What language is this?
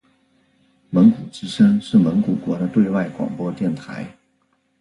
Chinese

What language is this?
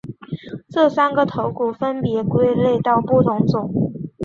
Chinese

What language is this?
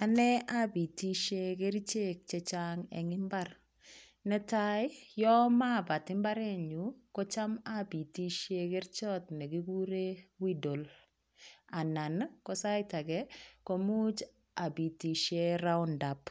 Kalenjin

